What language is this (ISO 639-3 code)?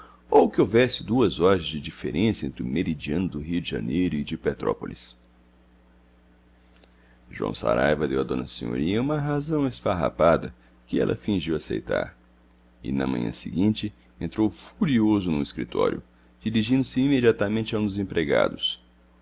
por